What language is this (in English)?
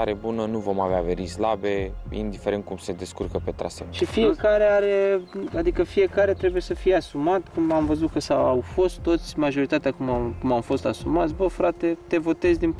Romanian